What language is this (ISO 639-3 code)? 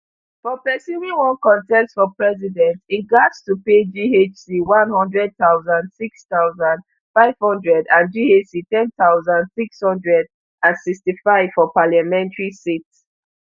pcm